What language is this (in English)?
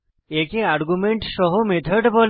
Bangla